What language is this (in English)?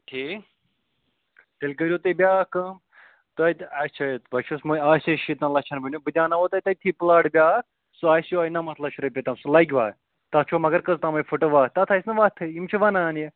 Kashmiri